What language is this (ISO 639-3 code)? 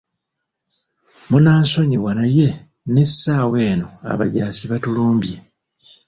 lug